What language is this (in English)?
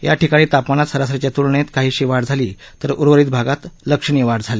Marathi